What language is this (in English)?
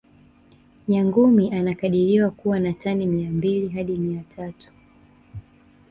Swahili